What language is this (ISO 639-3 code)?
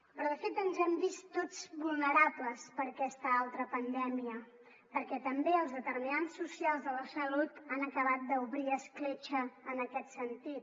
cat